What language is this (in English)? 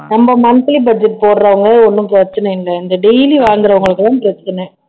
Tamil